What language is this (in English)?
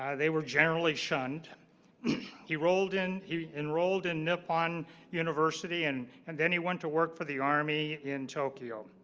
English